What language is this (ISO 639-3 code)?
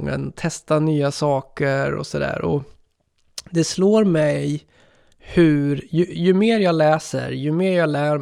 swe